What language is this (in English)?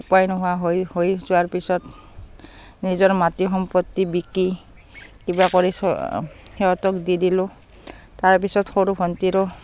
Assamese